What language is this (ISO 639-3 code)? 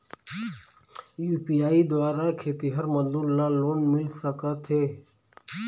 hne